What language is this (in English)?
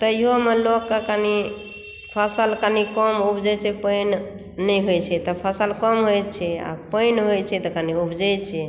Maithili